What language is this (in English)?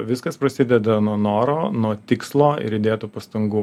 Lithuanian